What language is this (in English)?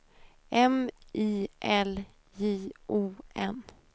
Swedish